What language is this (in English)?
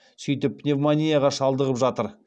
Kazakh